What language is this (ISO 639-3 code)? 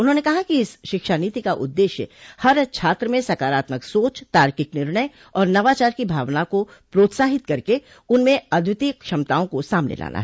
hin